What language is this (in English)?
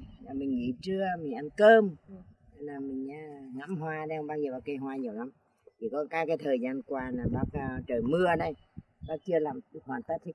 Vietnamese